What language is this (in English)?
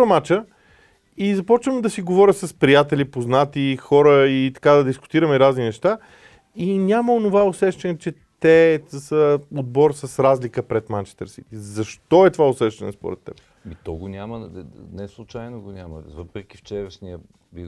Bulgarian